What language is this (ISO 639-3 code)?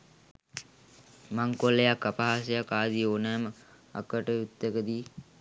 sin